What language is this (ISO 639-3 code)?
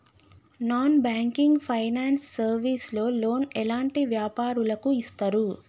tel